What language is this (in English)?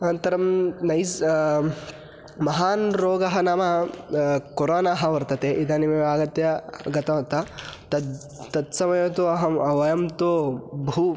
Sanskrit